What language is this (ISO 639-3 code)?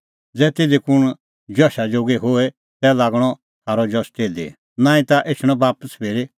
kfx